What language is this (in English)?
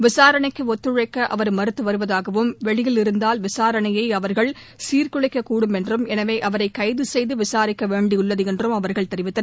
Tamil